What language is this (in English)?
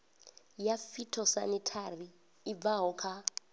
Venda